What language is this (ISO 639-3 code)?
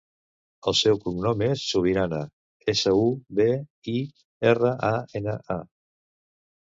cat